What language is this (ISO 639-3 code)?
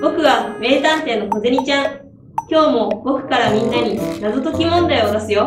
jpn